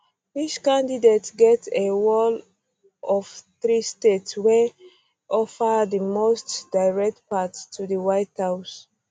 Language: Nigerian Pidgin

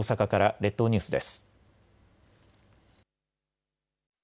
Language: Japanese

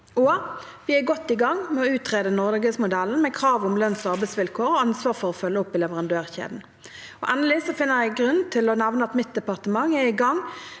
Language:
Norwegian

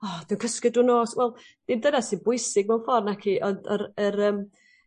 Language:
Welsh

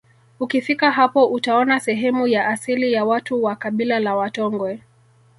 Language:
Swahili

